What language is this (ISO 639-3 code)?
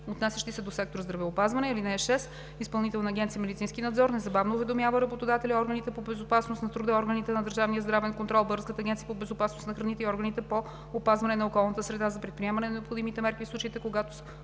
bul